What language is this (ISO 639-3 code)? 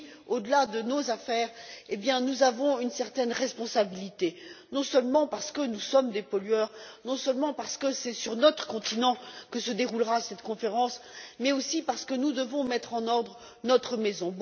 fra